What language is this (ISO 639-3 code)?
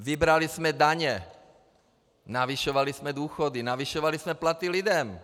ces